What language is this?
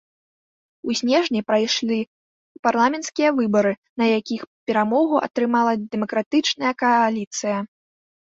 Belarusian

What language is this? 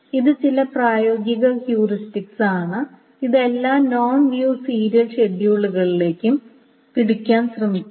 Malayalam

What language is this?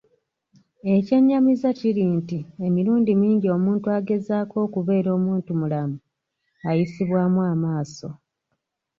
Ganda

